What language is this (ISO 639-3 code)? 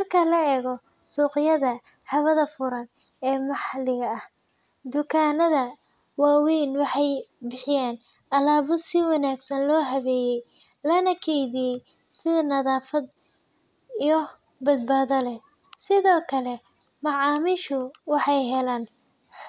som